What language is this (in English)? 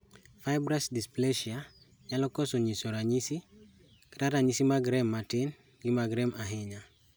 Luo (Kenya and Tanzania)